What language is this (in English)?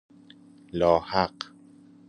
Persian